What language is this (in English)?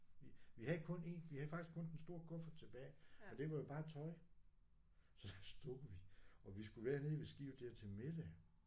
Danish